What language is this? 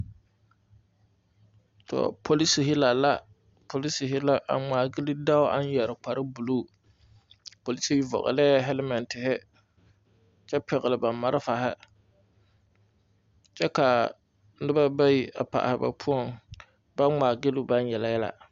Southern Dagaare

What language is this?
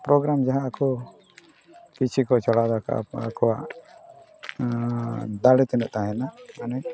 Santali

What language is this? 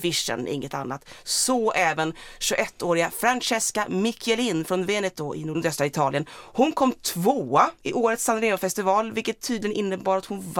Swedish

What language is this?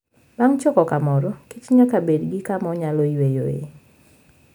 Luo (Kenya and Tanzania)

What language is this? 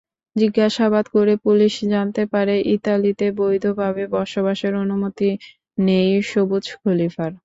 Bangla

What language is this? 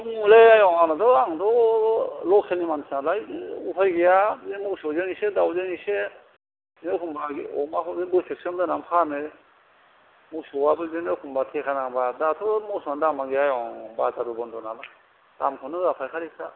Bodo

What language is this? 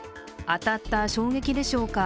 Japanese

